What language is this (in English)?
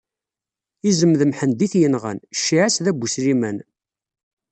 Kabyle